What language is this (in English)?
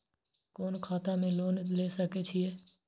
Maithili